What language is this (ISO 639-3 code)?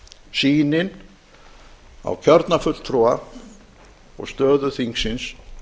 isl